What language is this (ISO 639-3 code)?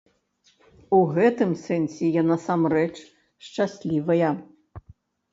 bel